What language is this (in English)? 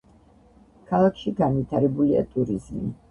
Georgian